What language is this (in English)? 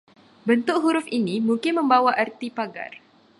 Malay